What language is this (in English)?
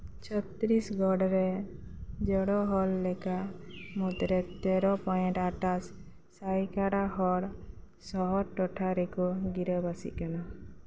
Santali